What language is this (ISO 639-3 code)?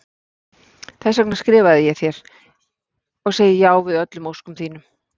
isl